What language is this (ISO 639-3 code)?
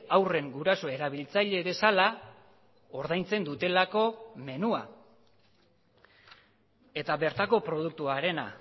eus